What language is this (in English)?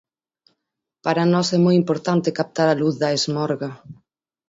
Galician